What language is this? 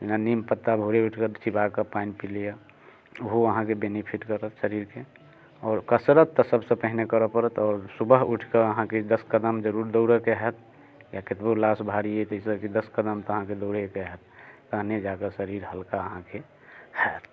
Maithili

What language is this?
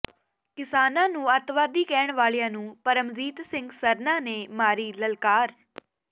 Punjabi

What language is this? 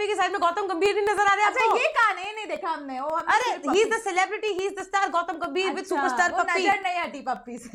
Dutch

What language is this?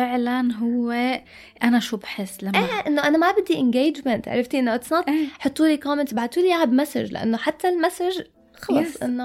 Arabic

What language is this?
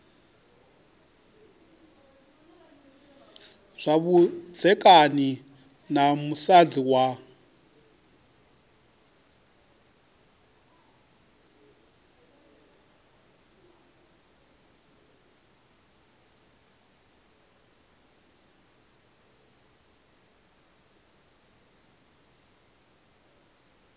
Venda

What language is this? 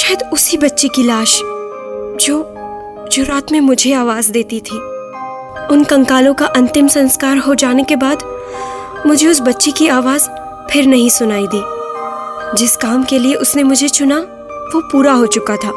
Hindi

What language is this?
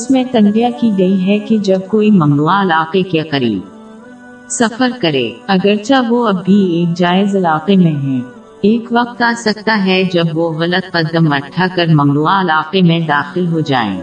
Urdu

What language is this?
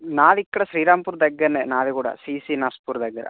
Telugu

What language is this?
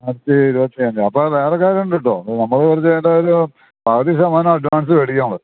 Malayalam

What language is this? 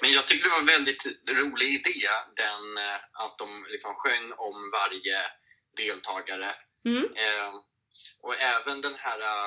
Swedish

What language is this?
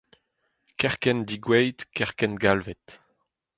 Breton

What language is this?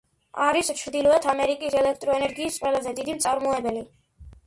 Georgian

